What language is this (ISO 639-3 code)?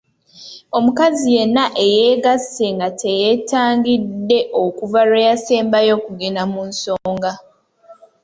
lug